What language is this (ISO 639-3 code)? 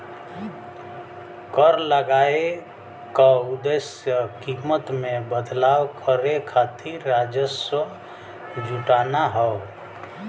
bho